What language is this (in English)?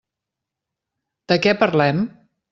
Catalan